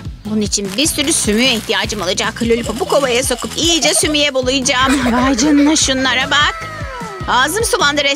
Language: Turkish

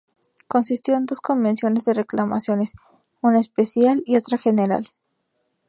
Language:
Spanish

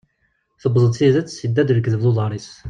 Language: Kabyle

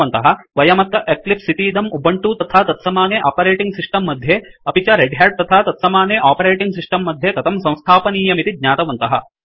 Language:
Sanskrit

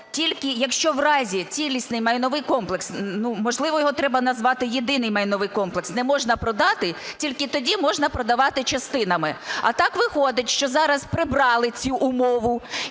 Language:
Ukrainian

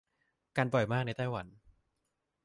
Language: Thai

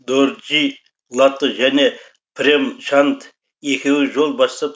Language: Kazakh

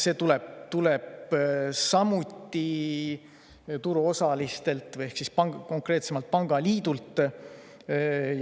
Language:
Estonian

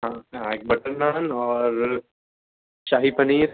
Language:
Urdu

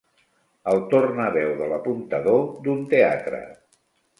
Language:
Catalan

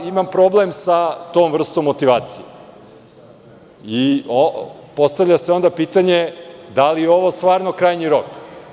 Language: Serbian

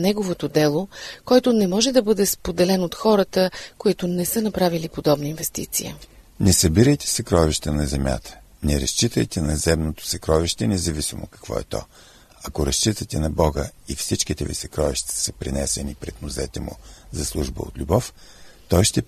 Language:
Bulgarian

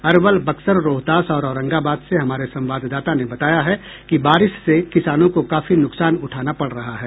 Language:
Hindi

